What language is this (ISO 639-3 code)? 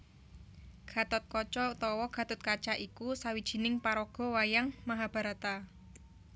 jav